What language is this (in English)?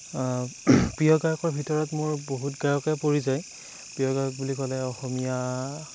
Assamese